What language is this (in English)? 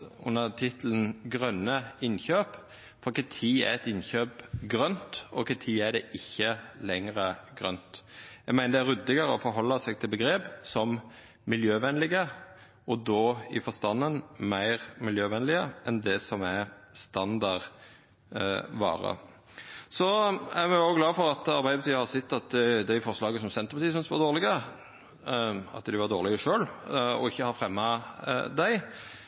Norwegian Nynorsk